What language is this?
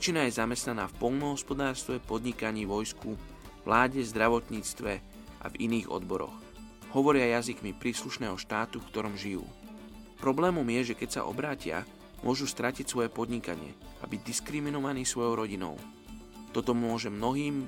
Slovak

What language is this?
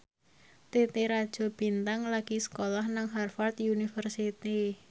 Javanese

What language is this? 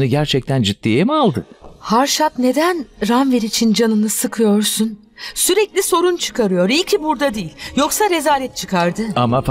Turkish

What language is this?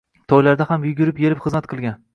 Uzbek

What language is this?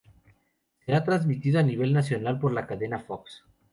Spanish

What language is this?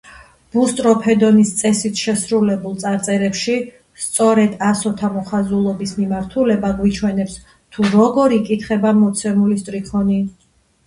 Georgian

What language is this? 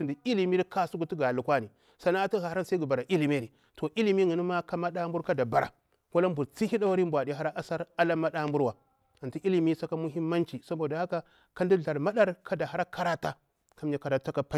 Bura-Pabir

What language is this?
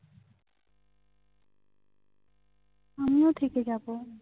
Bangla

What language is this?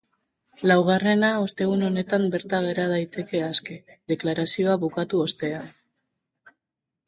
Basque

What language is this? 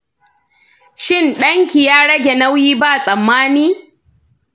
Hausa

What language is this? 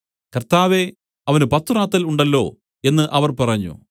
Malayalam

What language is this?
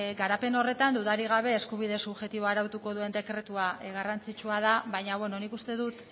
Basque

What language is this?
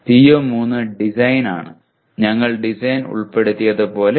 Malayalam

